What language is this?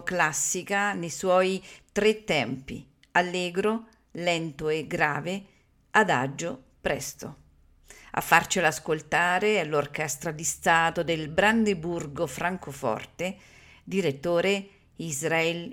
Italian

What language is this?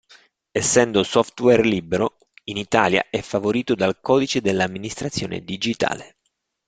Italian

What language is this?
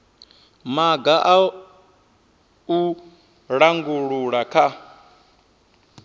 Venda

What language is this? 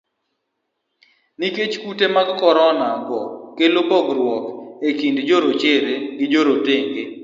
Luo (Kenya and Tanzania)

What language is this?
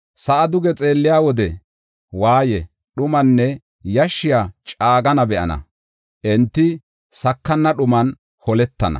Gofa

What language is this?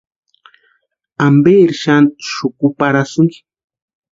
Western Highland Purepecha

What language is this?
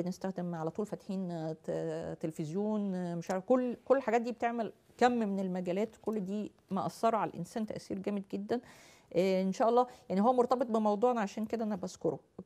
Arabic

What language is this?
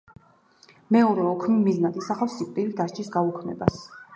Georgian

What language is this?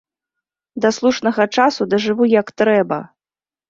Belarusian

